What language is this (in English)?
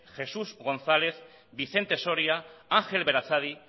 Basque